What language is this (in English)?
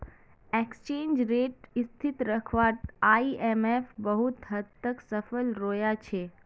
Magahi